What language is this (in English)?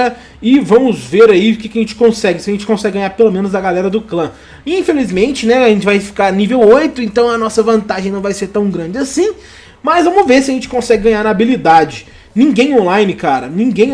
Portuguese